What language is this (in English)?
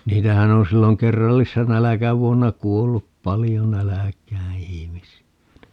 Finnish